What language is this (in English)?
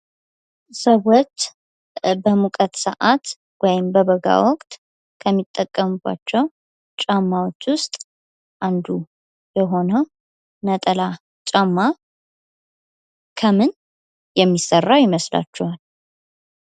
Amharic